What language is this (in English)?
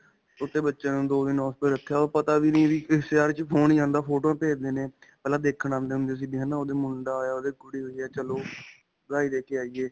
Punjabi